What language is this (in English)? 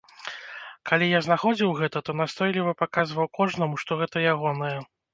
Belarusian